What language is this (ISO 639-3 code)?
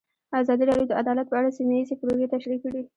pus